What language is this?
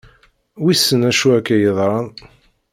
Kabyle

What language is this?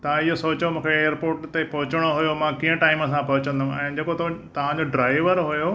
Sindhi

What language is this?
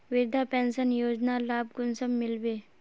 Magahi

